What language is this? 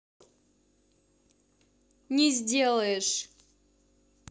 Russian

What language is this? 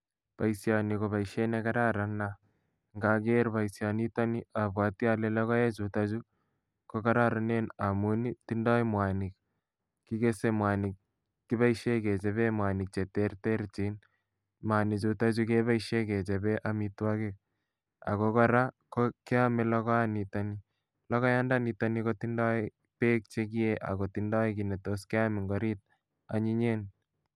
Kalenjin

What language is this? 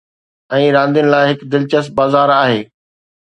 Sindhi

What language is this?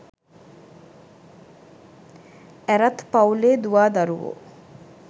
Sinhala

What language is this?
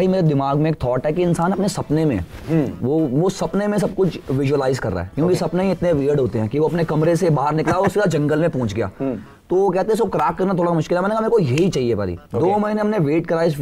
Punjabi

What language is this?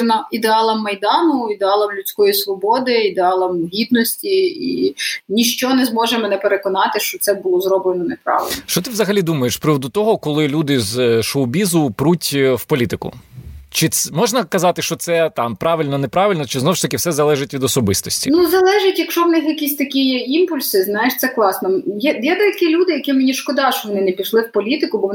Ukrainian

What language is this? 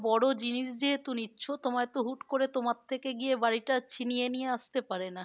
Bangla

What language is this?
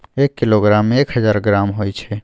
Maithili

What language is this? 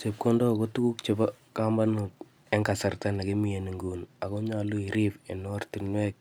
Kalenjin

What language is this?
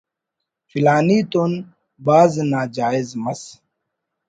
Brahui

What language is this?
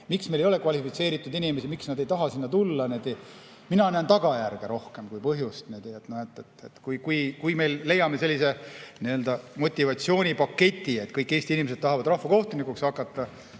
Estonian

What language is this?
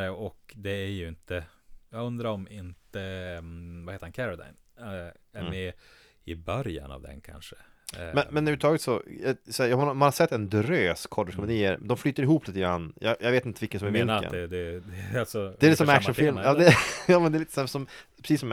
Swedish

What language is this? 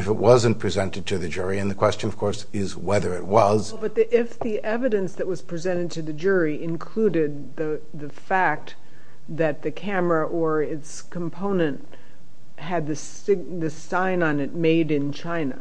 English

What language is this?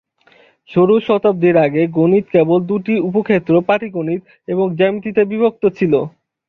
Bangla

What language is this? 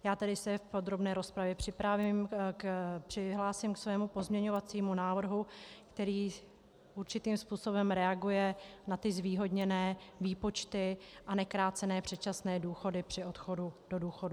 Czech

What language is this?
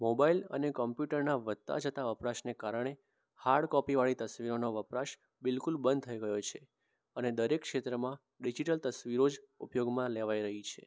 Gujarati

